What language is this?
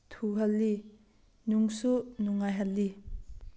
Manipuri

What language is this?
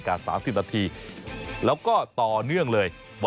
Thai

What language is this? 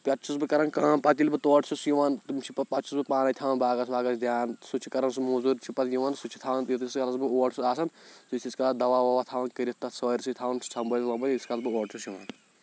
Kashmiri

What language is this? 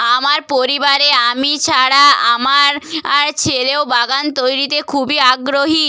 Bangla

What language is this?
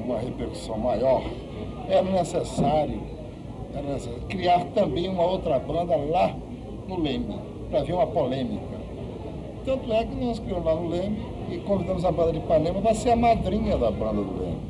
Portuguese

